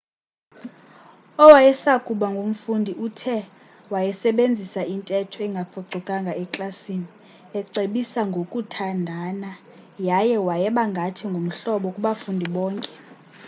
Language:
Xhosa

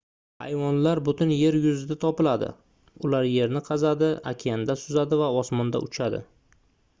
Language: Uzbek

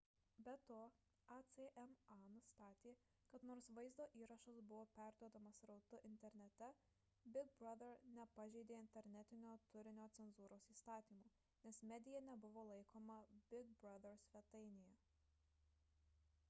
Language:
Lithuanian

